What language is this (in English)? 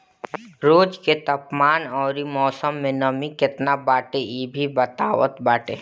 Bhojpuri